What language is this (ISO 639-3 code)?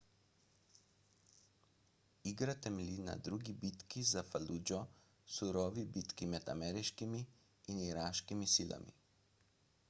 slv